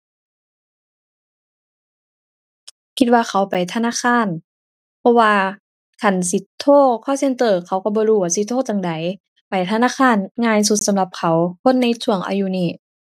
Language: Thai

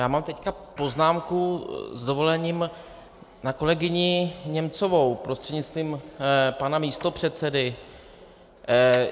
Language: Czech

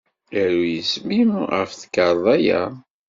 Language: Kabyle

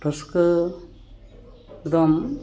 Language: Santali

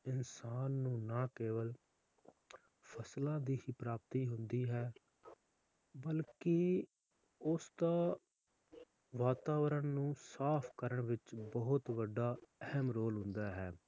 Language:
Punjabi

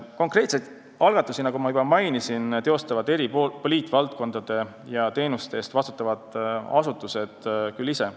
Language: Estonian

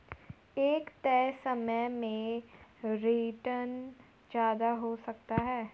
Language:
Hindi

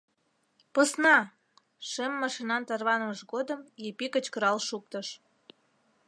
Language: Mari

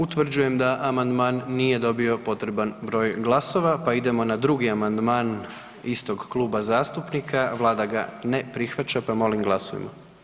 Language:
Croatian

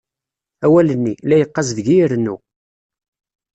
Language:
Kabyle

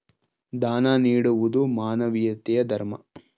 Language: Kannada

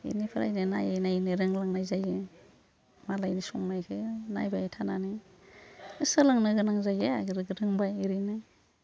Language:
Bodo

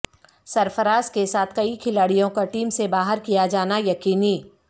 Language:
Urdu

